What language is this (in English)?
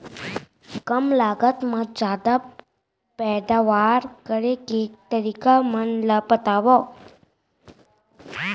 Chhattisgarhi